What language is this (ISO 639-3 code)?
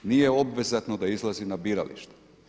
hrv